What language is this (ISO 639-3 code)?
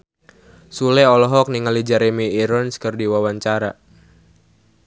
sun